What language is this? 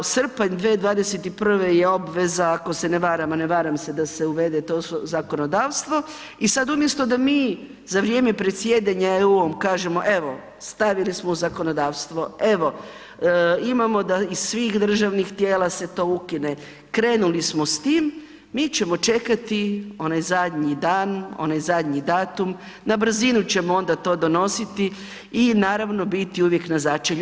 Croatian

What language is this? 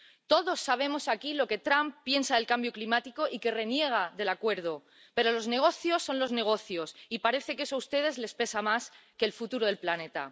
Spanish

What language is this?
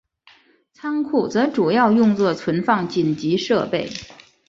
Chinese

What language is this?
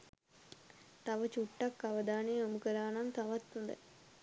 Sinhala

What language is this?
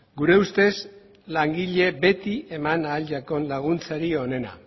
Basque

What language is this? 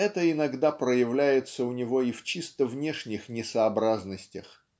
Russian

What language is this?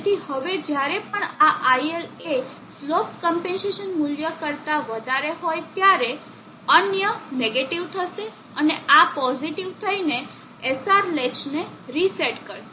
Gujarati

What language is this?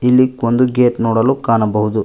Kannada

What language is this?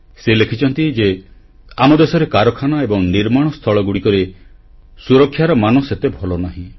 Odia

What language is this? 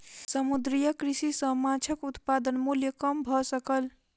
Maithili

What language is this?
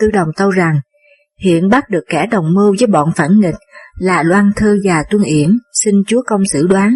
Vietnamese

